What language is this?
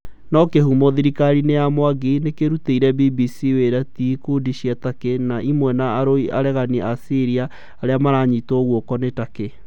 Kikuyu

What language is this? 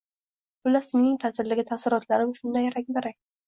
Uzbek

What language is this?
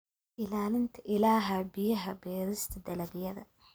Somali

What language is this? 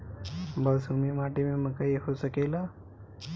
Bhojpuri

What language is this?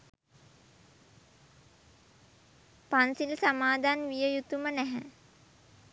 Sinhala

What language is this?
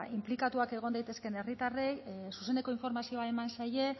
Basque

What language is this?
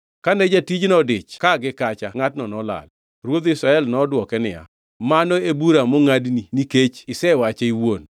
Luo (Kenya and Tanzania)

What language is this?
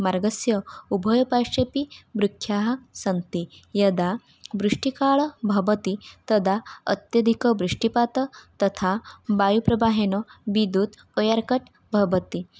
Sanskrit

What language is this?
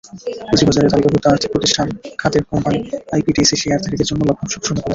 Bangla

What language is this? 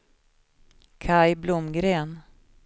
Swedish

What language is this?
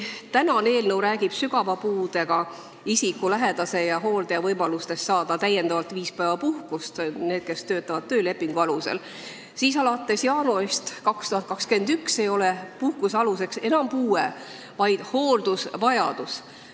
Estonian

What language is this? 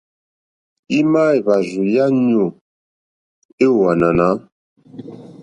Mokpwe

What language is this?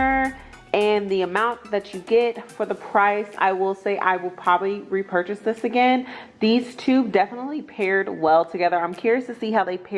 English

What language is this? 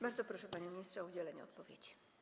Polish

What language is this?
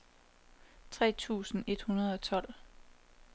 Danish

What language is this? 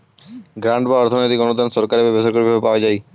Bangla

